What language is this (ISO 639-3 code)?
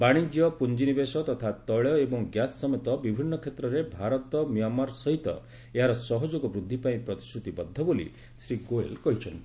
ori